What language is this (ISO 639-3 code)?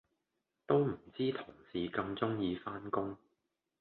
yue